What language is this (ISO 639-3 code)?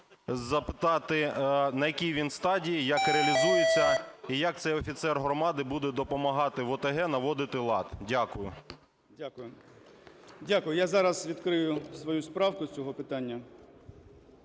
ukr